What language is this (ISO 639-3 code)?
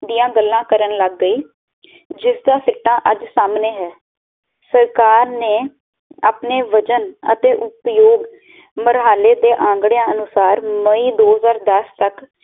pan